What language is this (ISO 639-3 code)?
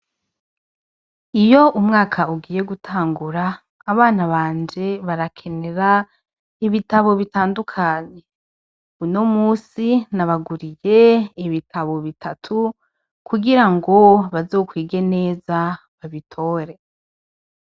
run